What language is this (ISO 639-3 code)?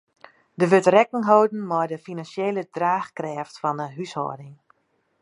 fry